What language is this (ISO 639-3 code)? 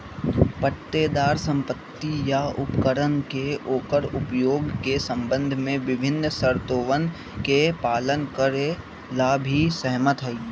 mag